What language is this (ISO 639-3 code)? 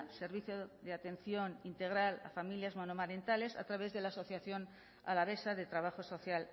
spa